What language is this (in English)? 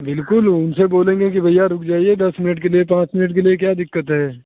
Hindi